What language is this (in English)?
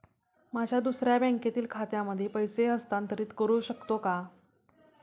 Marathi